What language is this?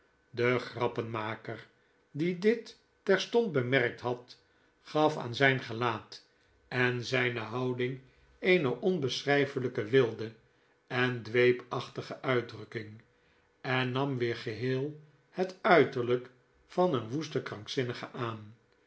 Dutch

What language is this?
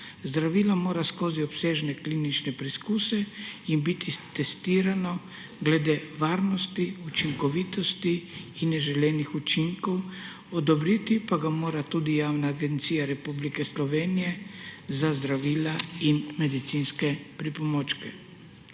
Slovenian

